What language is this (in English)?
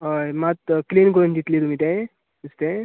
Konkani